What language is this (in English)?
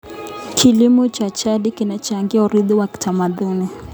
Kalenjin